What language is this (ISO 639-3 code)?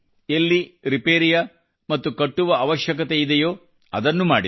kan